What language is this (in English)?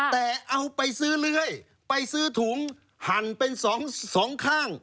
Thai